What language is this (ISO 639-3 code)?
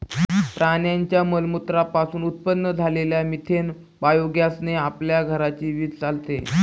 mar